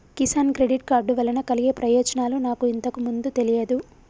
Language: Telugu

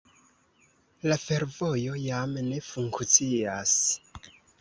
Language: Esperanto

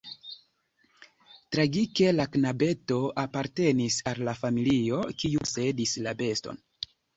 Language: Esperanto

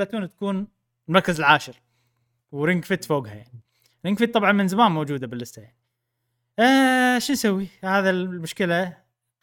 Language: Arabic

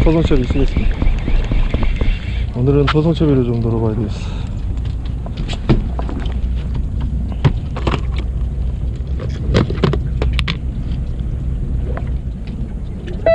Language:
Korean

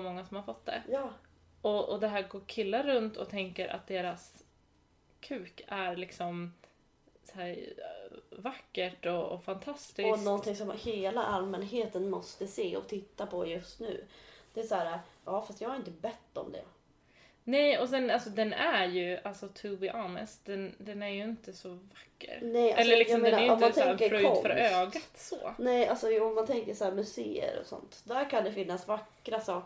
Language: Swedish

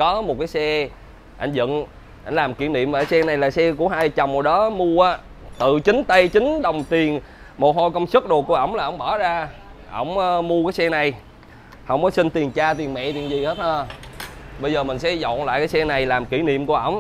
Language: Vietnamese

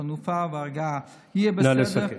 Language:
Hebrew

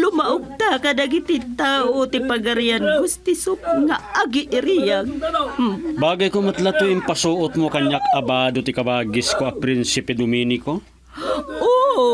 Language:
Filipino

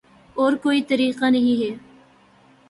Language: Urdu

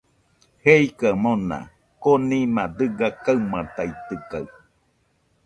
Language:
Nüpode Huitoto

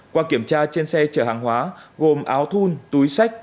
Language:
Vietnamese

